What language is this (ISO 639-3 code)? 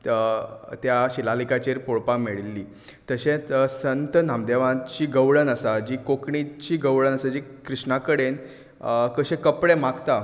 kok